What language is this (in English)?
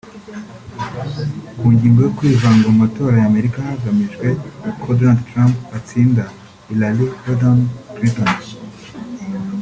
Kinyarwanda